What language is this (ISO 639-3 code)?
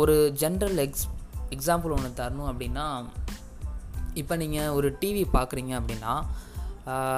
tam